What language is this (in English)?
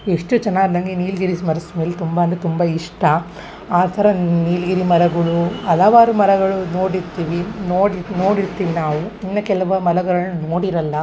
Kannada